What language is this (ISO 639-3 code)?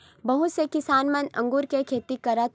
hne